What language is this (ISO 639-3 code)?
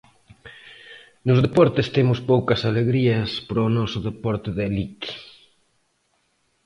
glg